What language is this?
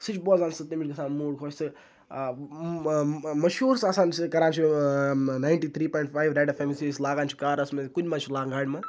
Kashmiri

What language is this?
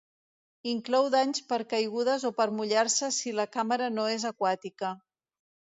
Catalan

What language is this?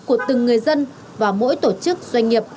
Vietnamese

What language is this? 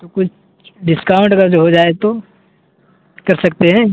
Urdu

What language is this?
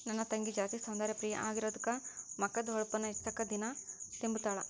Kannada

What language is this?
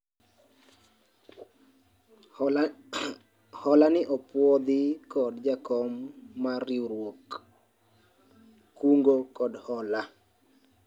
Luo (Kenya and Tanzania)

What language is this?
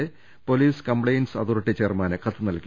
Malayalam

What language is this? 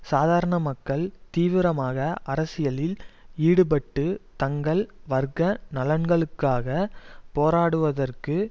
Tamil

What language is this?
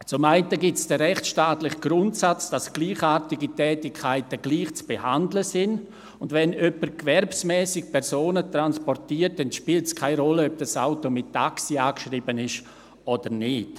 Swiss German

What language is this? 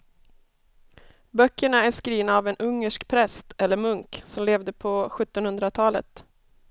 Swedish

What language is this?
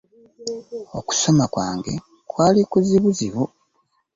Ganda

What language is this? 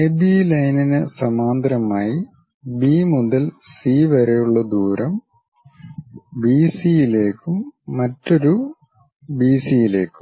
Malayalam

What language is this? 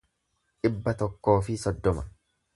Oromo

